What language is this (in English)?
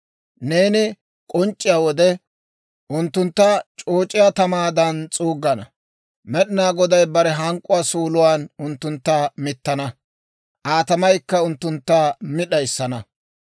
Dawro